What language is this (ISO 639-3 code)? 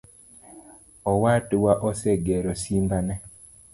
luo